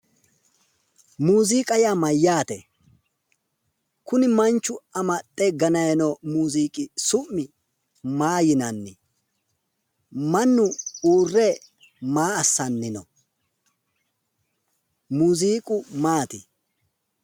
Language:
Sidamo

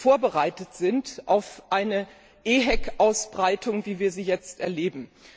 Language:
German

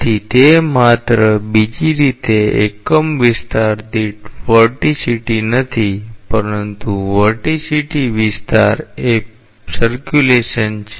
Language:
Gujarati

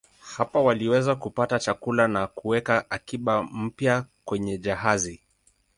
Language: Swahili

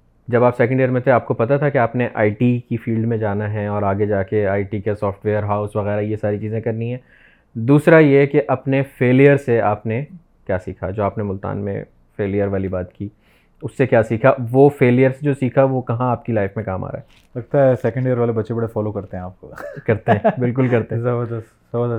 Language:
Urdu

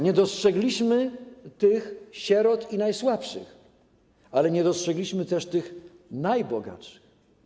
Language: Polish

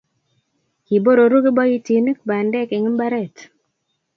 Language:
Kalenjin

